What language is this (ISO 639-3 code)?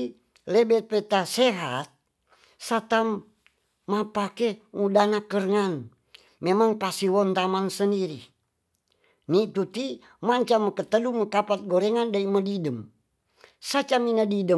txs